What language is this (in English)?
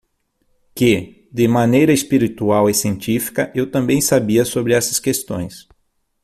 Portuguese